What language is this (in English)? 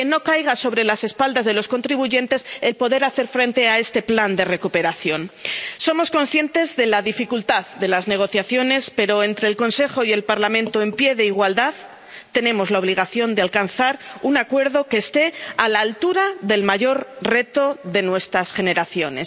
Spanish